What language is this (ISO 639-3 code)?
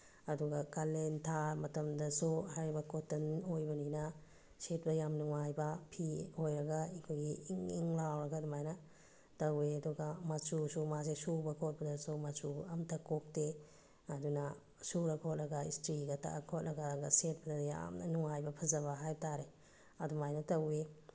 mni